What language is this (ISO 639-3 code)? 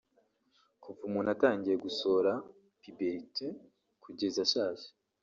kin